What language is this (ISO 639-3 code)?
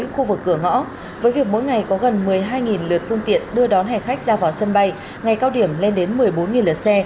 vie